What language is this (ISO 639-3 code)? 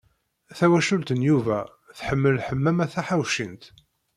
kab